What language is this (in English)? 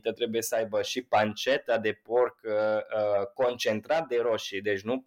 Romanian